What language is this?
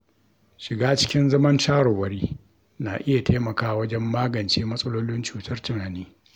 Hausa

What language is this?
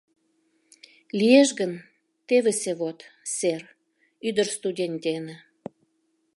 Mari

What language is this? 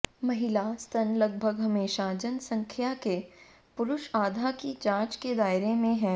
Hindi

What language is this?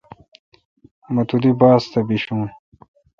Kalkoti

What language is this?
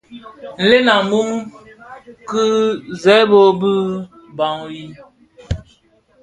Bafia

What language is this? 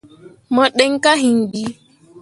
Mundang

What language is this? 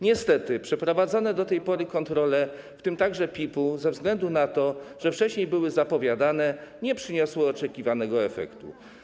Polish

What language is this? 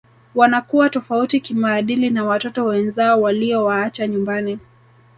Swahili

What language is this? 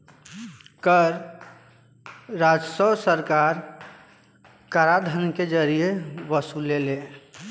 Bhojpuri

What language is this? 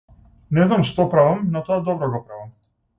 Macedonian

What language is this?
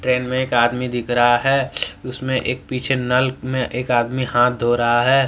Hindi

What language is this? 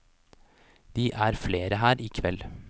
Norwegian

